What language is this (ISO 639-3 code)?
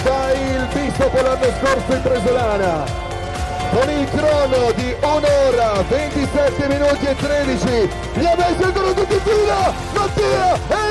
ita